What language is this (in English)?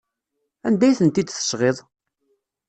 Kabyle